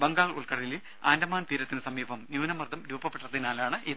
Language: Malayalam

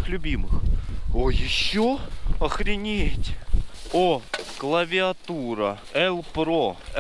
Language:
Russian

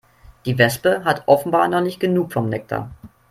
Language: German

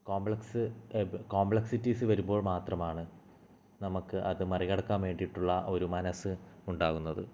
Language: Malayalam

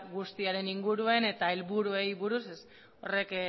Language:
Basque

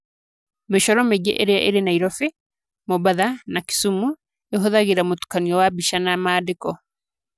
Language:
Kikuyu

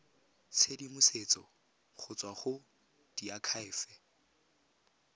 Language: Tswana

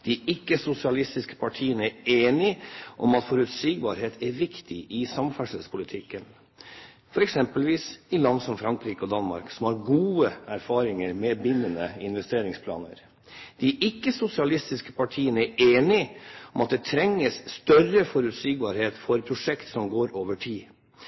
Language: Norwegian Bokmål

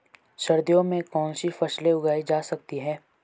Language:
Hindi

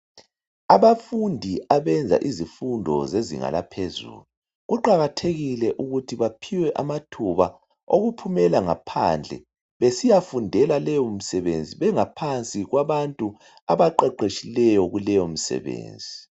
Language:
North Ndebele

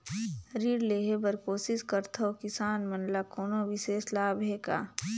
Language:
Chhattisgarhi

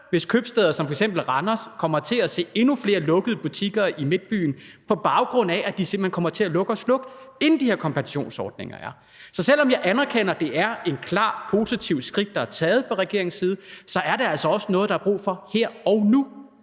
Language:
Danish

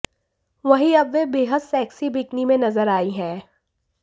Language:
Hindi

